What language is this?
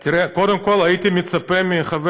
Hebrew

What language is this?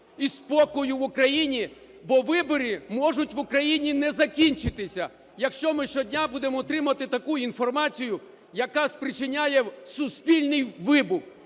Ukrainian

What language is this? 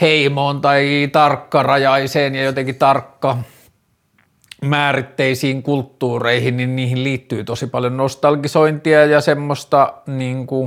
Finnish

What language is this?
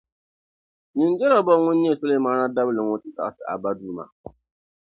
Dagbani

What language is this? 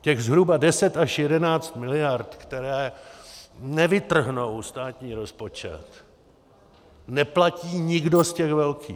Czech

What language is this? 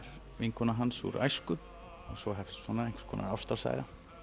Icelandic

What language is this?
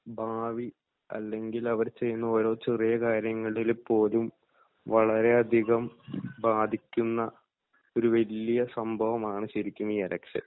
Malayalam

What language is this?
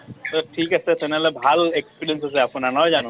Assamese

